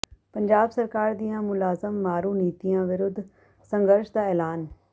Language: Punjabi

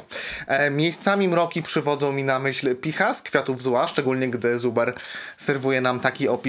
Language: Polish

